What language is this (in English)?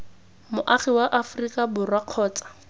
Tswana